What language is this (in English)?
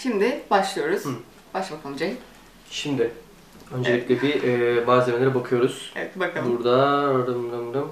Turkish